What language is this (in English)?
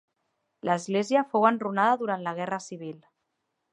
Catalan